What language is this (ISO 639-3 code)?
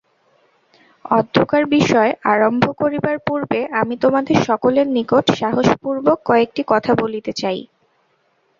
ben